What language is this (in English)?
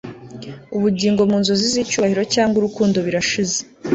Kinyarwanda